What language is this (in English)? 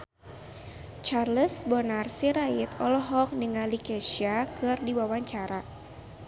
Sundanese